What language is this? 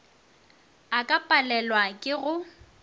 Northern Sotho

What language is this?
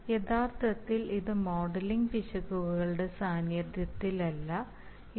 Malayalam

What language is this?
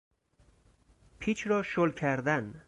Persian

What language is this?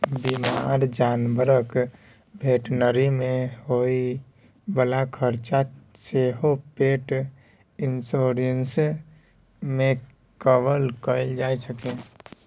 Maithili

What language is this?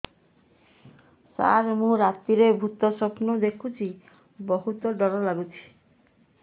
Odia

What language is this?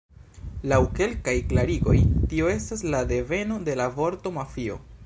Esperanto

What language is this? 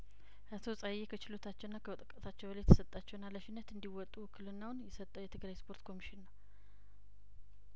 Amharic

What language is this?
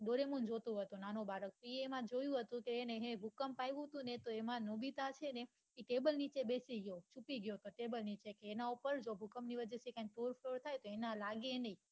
Gujarati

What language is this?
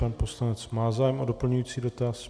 Czech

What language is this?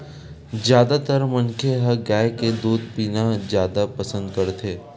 Chhattisgarhi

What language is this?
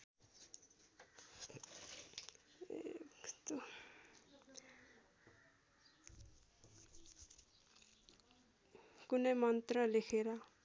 Nepali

